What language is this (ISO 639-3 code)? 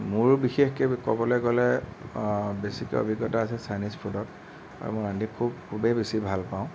asm